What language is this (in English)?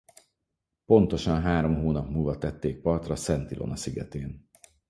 Hungarian